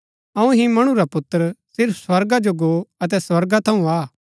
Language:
Gaddi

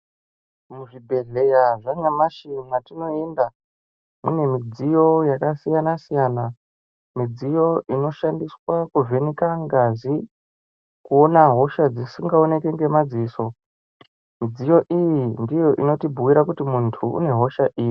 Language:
Ndau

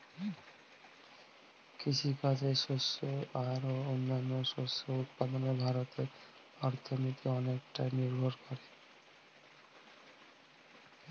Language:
Bangla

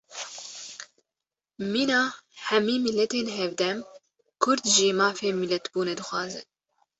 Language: Kurdish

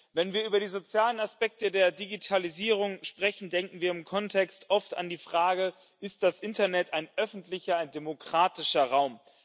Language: German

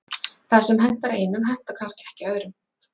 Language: Icelandic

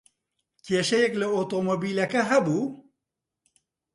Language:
Central Kurdish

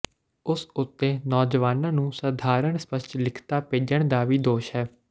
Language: Punjabi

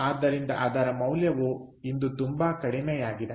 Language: Kannada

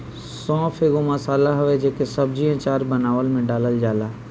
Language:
Bhojpuri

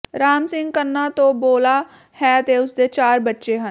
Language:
Punjabi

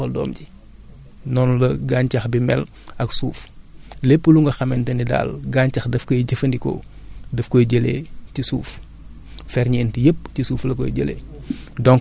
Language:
Wolof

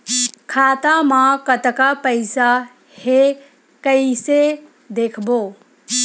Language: Chhattisgarhi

